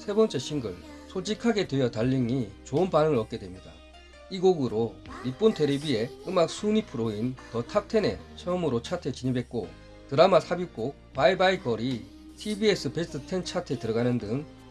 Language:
Korean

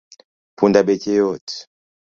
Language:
Luo (Kenya and Tanzania)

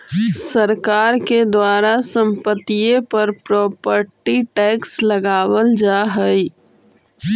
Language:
Magahi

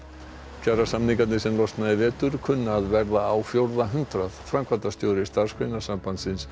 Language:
Icelandic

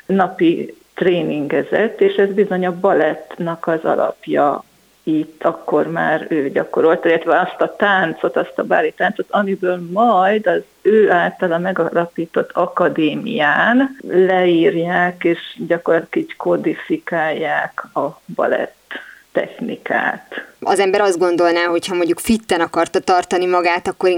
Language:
Hungarian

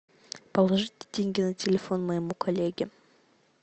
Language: Russian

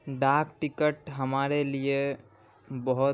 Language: Urdu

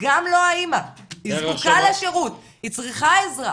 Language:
Hebrew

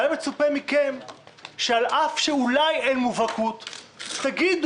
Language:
Hebrew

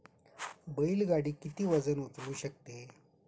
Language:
Marathi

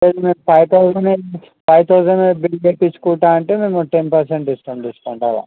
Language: Telugu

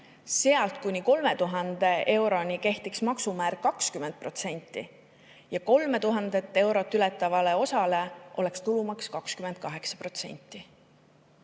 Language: Estonian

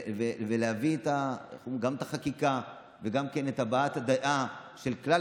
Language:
Hebrew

